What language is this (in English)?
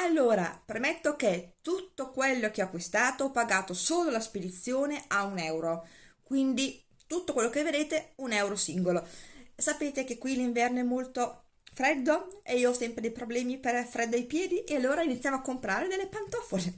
Italian